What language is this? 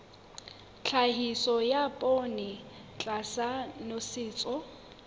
Southern Sotho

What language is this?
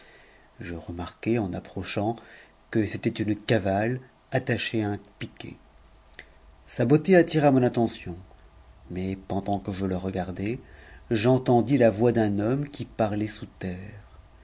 French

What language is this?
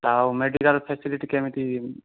Odia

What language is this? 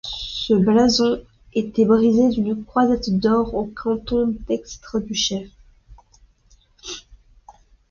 French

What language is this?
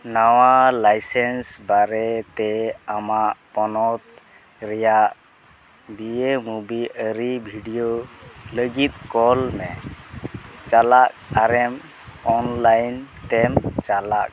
Santali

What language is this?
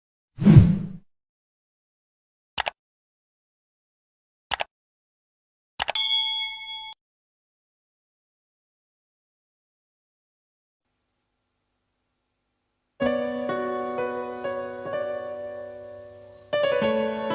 Indonesian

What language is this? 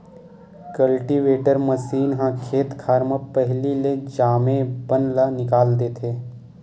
Chhattisgarhi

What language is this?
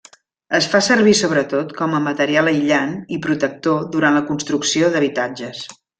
Catalan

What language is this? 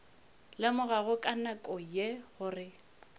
Northern Sotho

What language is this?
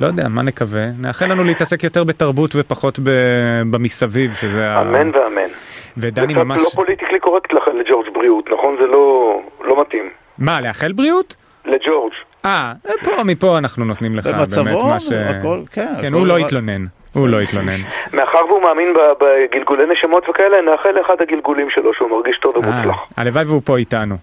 Hebrew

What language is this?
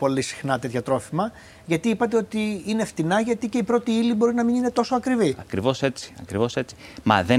Greek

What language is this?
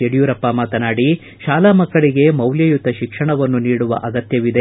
Kannada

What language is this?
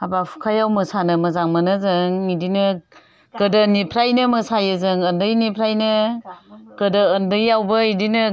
Bodo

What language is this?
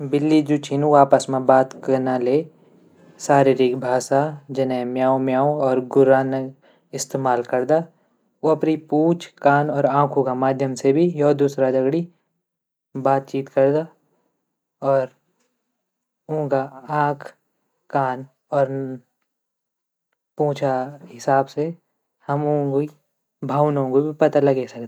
Garhwali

